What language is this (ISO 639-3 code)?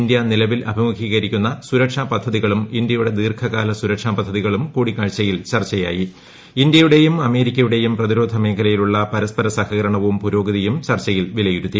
mal